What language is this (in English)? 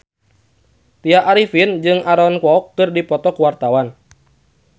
Sundanese